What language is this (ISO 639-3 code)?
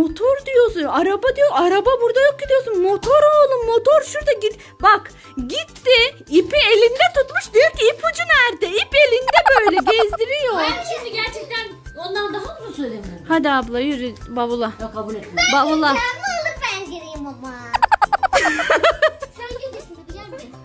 tur